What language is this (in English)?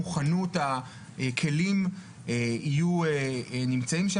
Hebrew